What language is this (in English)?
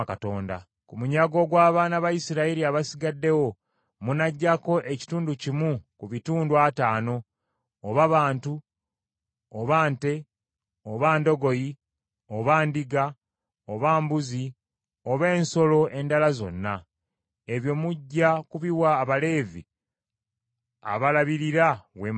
Ganda